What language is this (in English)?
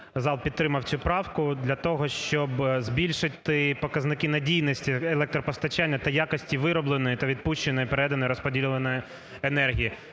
Ukrainian